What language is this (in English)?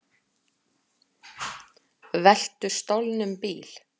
Icelandic